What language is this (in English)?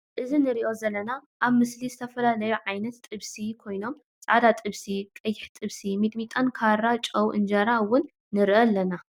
Tigrinya